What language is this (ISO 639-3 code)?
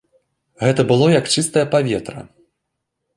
bel